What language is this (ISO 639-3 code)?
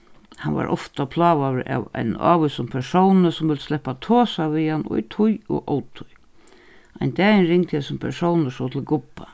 fao